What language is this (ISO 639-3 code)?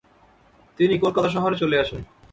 ben